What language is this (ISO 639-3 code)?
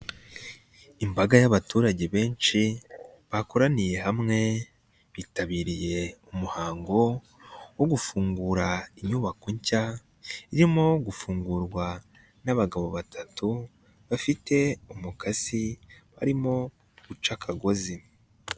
kin